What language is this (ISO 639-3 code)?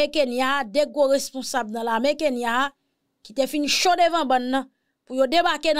fra